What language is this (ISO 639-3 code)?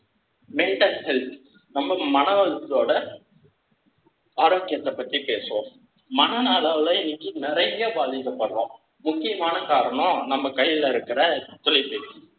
tam